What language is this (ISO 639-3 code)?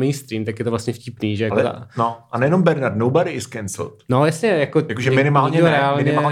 ces